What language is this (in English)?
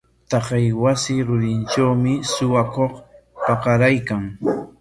Corongo Ancash Quechua